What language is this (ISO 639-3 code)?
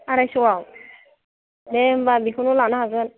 brx